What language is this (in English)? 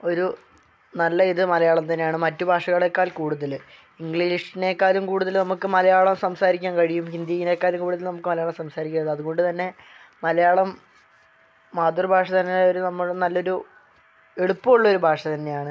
Malayalam